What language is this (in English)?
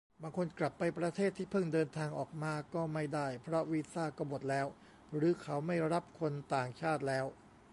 Thai